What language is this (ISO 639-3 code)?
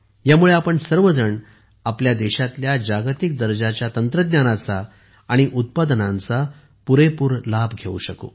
mar